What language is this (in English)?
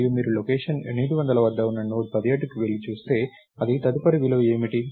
Telugu